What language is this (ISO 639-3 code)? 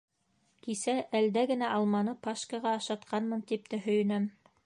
bak